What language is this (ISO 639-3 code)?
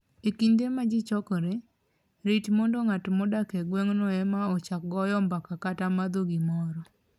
luo